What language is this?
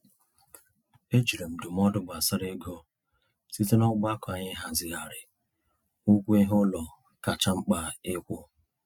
Igbo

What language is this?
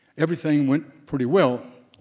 English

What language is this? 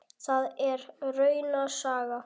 Icelandic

